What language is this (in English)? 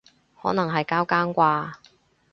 Cantonese